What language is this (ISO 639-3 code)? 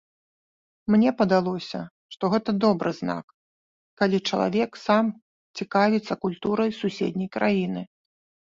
bel